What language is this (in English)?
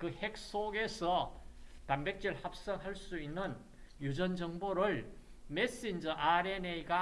Korean